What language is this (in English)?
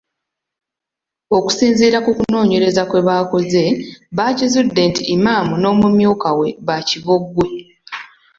Ganda